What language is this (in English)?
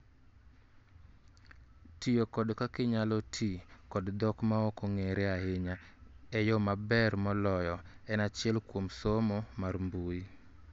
Luo (Kenya and Tanzania)